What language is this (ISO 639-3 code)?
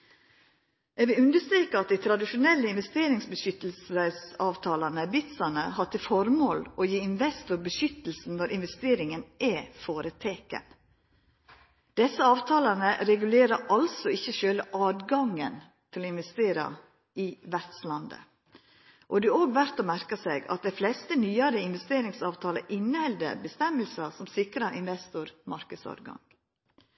nno